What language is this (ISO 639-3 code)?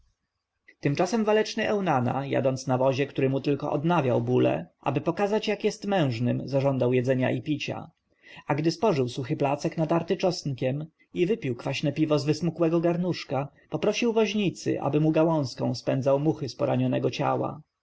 pol